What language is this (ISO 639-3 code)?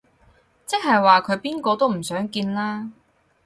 yue